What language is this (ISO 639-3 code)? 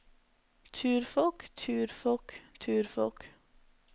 nor